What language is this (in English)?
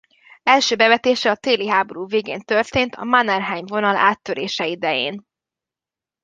Hungarian